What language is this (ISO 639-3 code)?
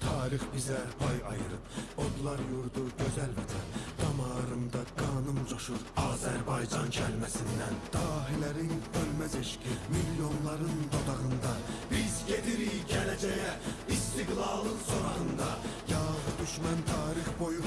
tur